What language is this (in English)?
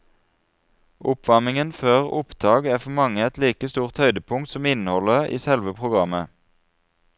Norwegian